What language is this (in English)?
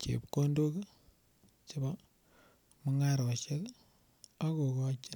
Kalenjin